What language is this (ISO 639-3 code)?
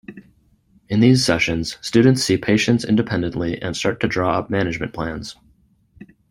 eng